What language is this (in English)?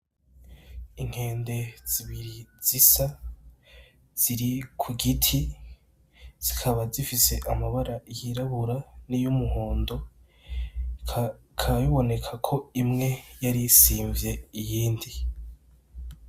Rundi